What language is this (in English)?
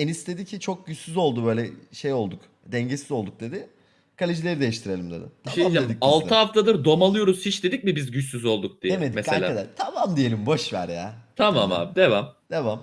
Turkish